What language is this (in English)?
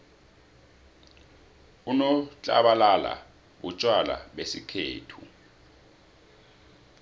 South Ndebele